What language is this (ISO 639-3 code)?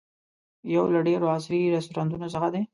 pus